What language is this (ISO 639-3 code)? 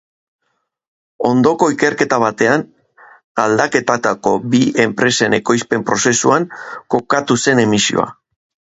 eus